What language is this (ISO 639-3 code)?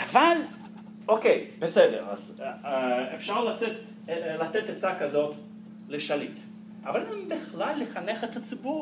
heb